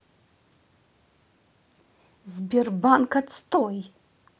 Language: Russian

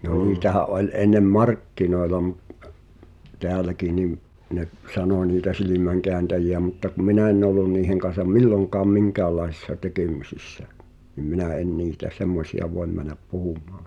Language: Finnish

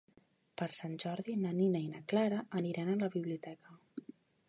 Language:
Catalan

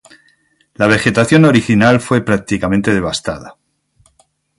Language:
Spanish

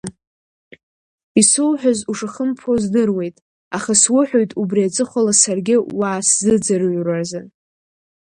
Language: Abkhazian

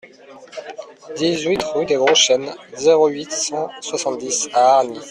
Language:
French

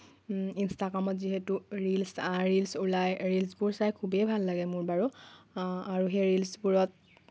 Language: Assamese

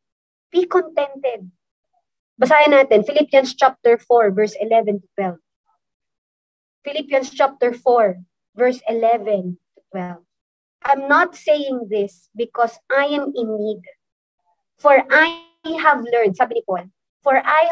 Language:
Filipino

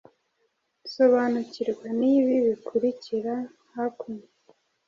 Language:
Kinyarwanda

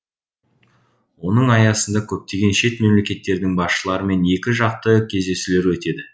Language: Kazakh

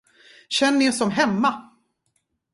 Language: Swedish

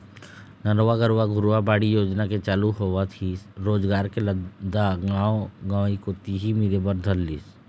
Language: Chhattisgarhi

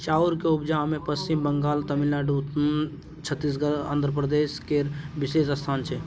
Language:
Maithili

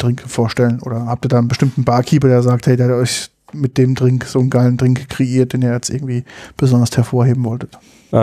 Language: German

